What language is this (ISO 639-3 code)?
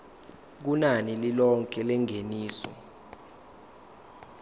zul